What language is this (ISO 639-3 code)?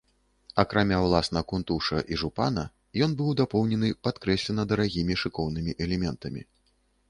bel